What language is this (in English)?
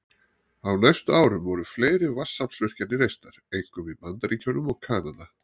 Icelandic